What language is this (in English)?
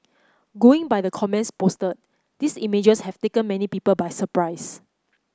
English